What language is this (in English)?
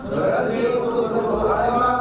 Indonesian